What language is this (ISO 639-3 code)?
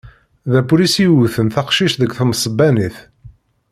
kab